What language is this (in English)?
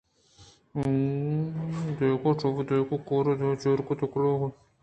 Eastern Balochi